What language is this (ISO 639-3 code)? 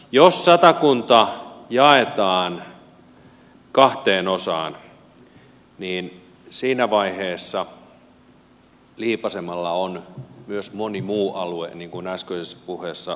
fin